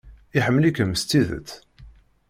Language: Kabyle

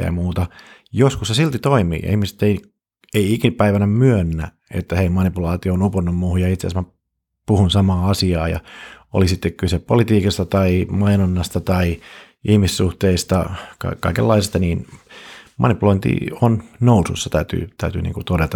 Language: Finnish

